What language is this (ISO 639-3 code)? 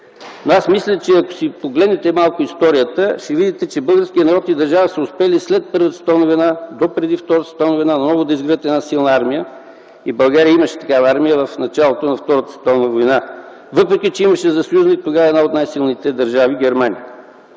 bul